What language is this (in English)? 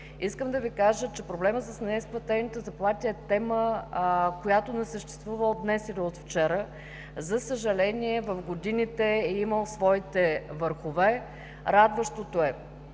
Bulgarian